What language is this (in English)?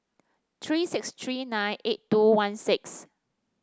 English